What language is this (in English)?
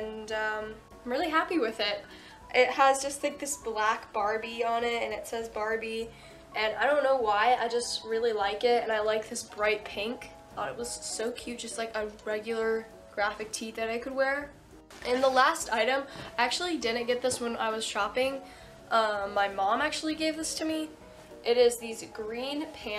English